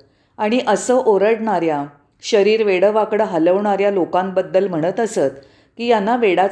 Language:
Marathi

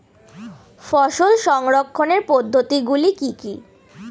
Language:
Bangla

